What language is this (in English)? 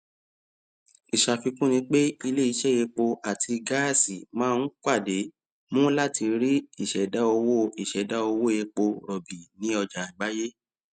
Yoruba